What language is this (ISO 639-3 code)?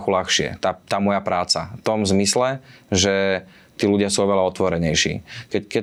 slk